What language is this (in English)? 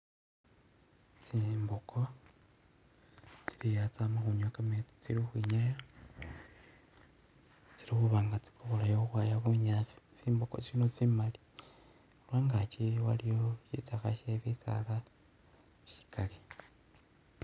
Masaaba